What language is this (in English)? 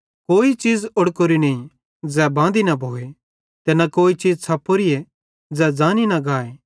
Bhadrawahi